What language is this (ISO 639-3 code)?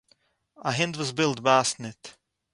yid